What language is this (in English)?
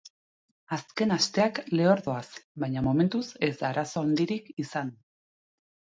Basque